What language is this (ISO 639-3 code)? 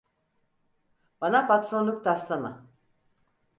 tur